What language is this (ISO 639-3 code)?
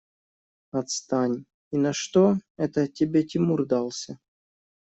rus